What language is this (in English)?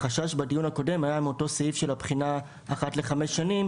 Hebrew